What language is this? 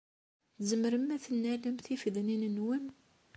Kabyle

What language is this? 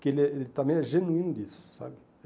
Portuguese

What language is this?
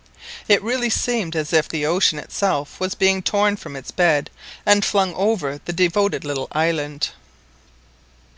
English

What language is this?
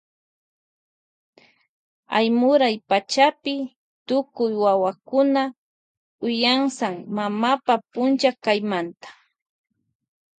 Loja Highland Quichua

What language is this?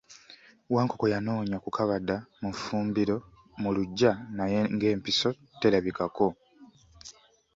Ganda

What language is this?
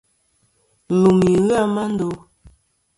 Kom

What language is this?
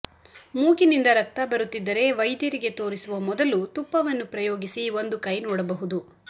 Kannada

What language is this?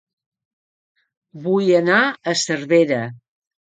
Catalan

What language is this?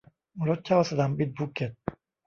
Thai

